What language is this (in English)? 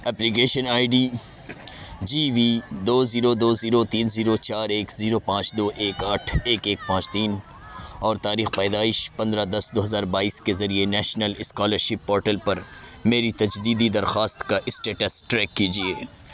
Urdu